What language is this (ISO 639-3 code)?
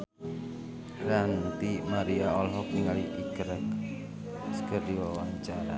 sun